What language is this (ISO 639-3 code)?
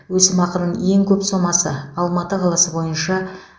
kaz